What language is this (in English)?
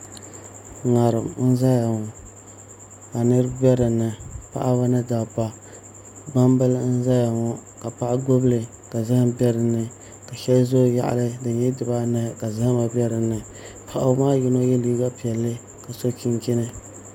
Dagbani